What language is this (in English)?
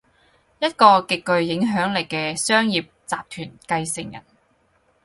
Cantonese